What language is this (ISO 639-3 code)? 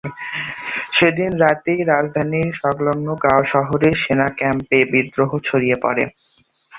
ben